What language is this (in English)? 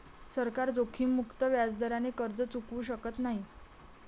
Marathi